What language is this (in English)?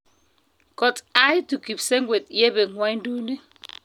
Kalenjin